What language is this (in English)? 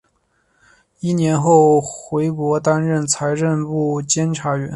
Chinese